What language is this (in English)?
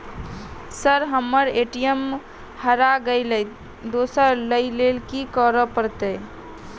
Maithili